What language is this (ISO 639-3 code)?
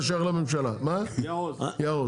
heb